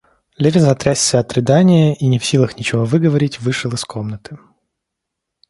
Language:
Russian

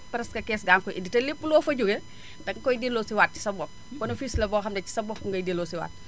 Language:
Wolof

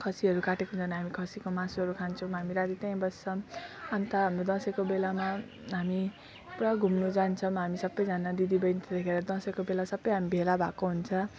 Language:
Nepali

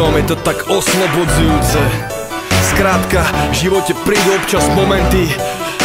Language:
Czech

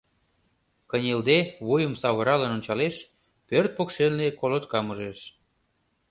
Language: Mari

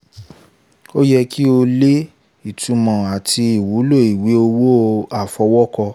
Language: Yoruba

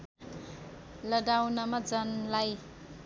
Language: Nepali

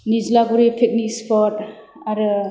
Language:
Bodo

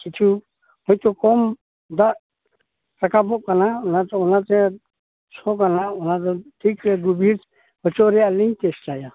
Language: Santali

